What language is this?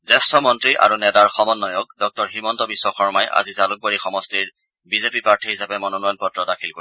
Assamese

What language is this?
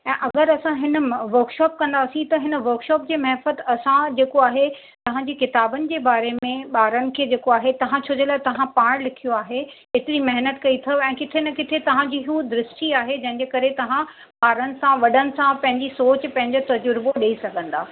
Sindhi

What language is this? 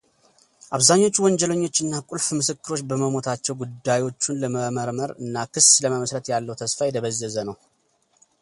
Amharic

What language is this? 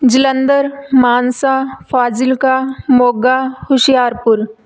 Punjabi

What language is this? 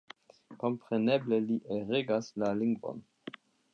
Esperanto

